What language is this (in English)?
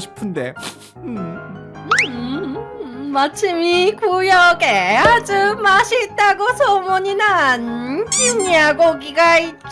Korean